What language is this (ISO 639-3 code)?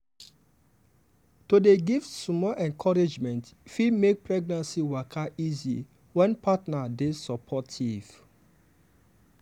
pcm